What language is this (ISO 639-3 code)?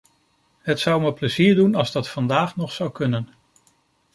nld